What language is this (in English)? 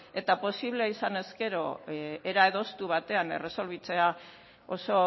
Basque